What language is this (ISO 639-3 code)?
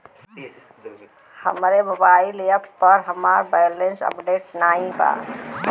bho